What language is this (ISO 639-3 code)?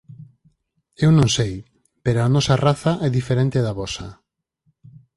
glg